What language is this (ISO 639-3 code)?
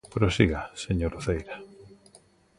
glg